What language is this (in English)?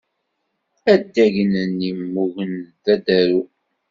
Kabyle